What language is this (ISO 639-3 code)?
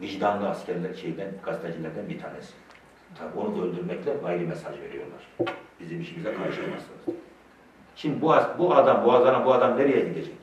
tur